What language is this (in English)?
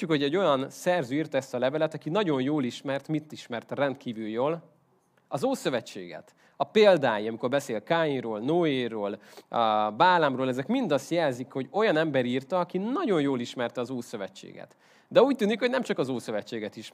Hungarian